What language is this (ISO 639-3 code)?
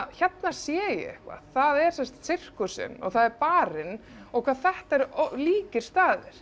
isl